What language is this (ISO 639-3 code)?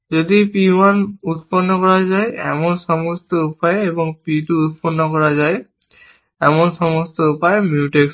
ben